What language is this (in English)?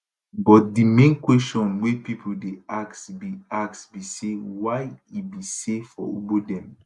Nigerian Pidgin